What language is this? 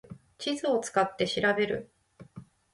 Japanese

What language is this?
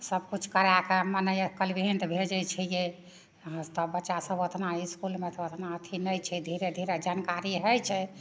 Maithili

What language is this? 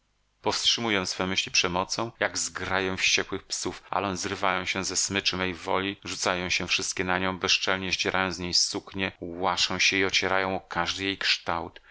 Polish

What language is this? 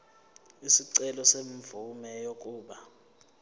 Zulu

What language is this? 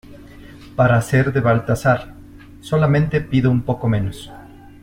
Spanish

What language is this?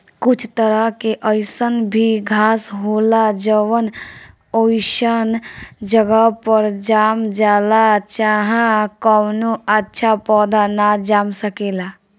Bhojpuri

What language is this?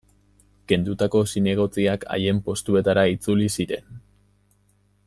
Basque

